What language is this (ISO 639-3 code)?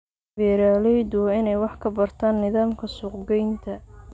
som